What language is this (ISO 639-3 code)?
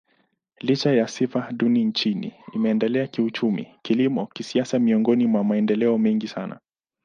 swa